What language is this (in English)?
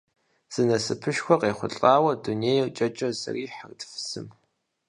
Kabardian